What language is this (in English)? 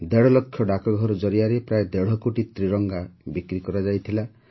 Odia